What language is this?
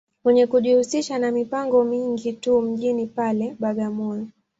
Swahili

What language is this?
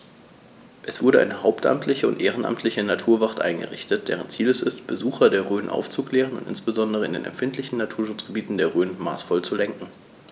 German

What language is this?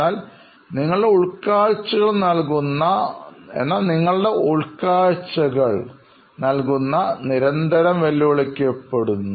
Malayalam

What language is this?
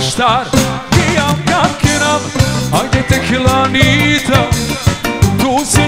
Romanian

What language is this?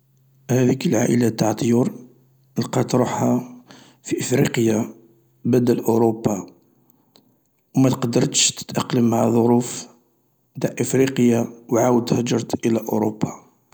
Algerian Arabic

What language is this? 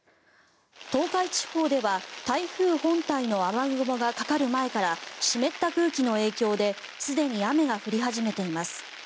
Japanese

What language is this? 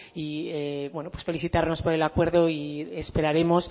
Spanish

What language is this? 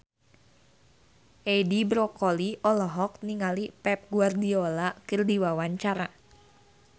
Sundanese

